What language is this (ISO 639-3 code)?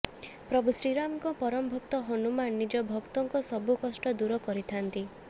ori